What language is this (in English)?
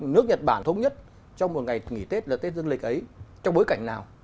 Vietnamese